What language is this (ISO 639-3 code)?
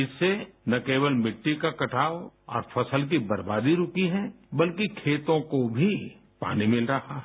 hin